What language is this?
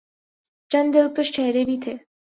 Urdu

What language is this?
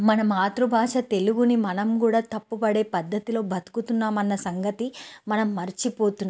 Telugu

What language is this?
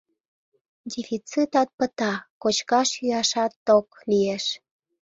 Mari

